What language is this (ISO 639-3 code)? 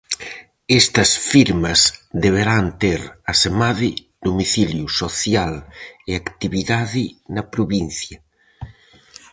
glg